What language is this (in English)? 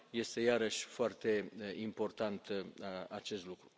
Romanian